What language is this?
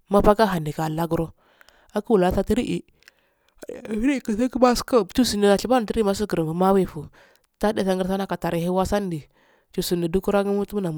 Afade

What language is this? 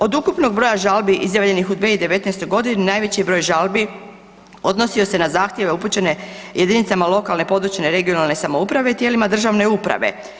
Croatian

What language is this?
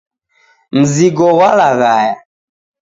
Taita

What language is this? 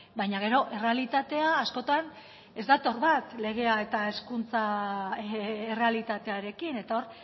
Basque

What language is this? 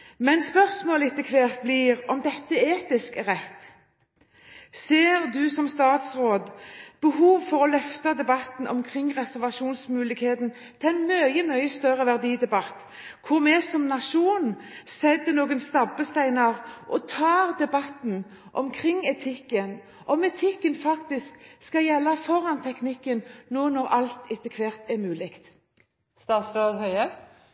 Norwegian Bokmål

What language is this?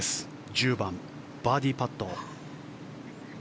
Japanese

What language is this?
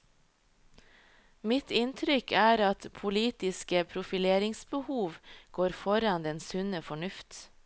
Norwegian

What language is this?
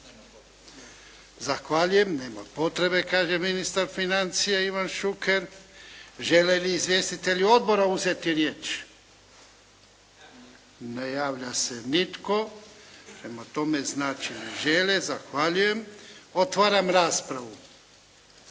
Croatian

